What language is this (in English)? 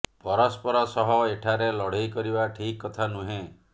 Odia